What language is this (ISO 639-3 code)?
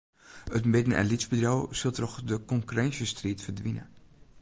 fry